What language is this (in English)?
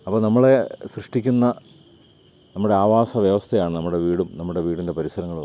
Malayalam